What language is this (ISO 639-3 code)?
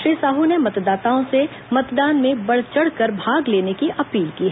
hin